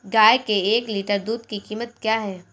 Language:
Hindi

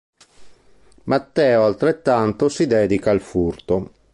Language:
Italian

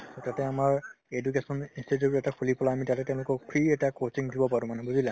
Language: Assamese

